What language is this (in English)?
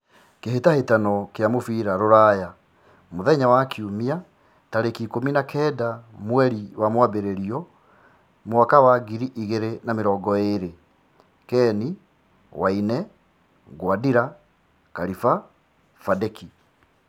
Kikuyu